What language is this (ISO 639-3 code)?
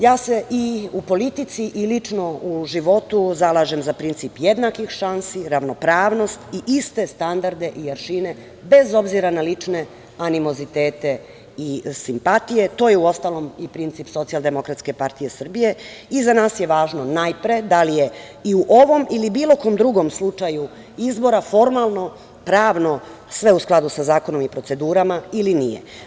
srp